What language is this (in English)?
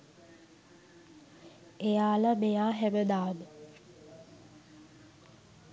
Sinhala